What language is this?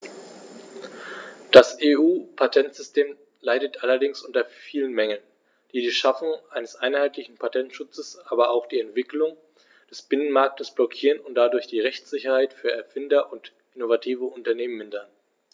German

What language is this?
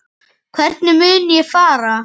Icelandic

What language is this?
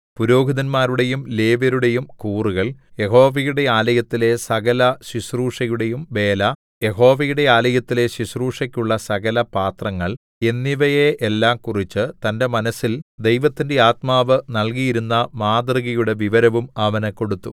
Malayalam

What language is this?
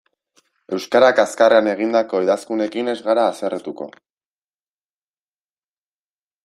Basque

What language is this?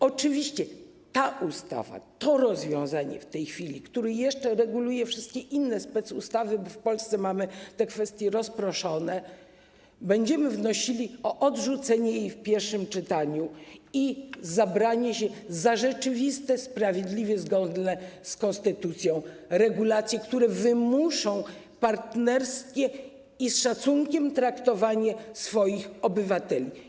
Polish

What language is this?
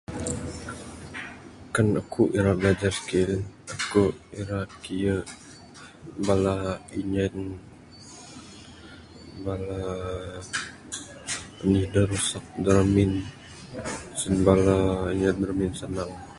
Bukar-Sadung Bidayuh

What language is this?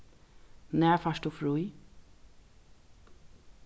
Faroese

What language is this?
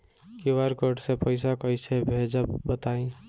Bhojpuri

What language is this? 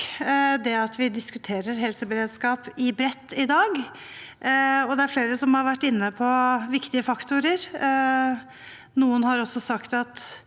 Norwegian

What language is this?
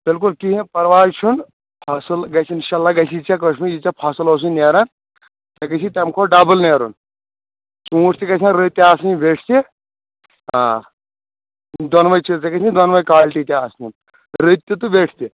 Kashmiri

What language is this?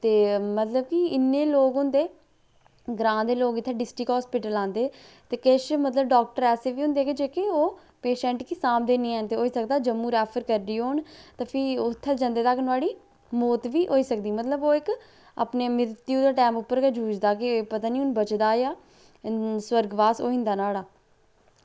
Dogri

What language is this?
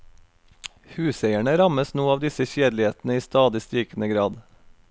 Norwegian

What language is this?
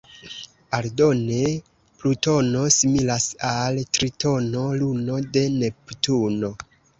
Esperanto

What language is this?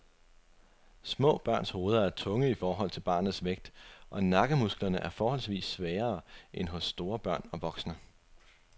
Danish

